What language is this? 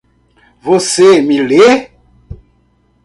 Portuguese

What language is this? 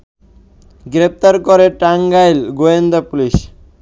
Bangla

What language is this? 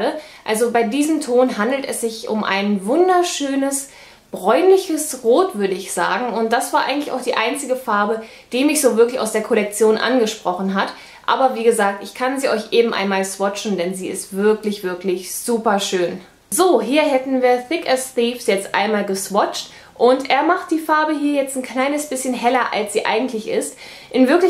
German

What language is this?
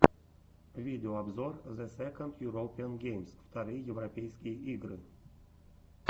Russian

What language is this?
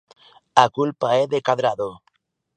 Galician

